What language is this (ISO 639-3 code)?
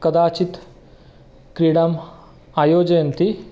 san